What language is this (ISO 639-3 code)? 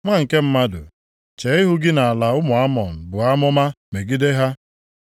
ibo